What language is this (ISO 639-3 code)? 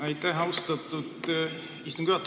est